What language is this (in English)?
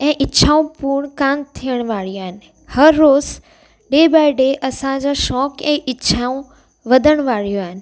Sindhi